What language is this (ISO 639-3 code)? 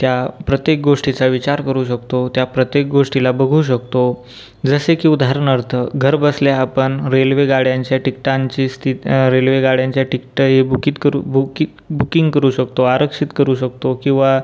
mar